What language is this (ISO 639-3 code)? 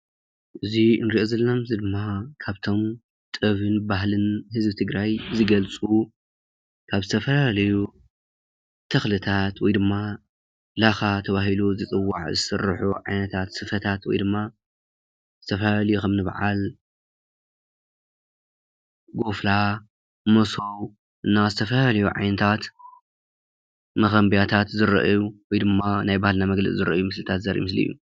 tir